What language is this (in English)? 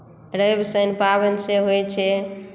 Maithili